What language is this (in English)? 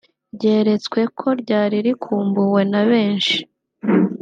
Kinyarwanda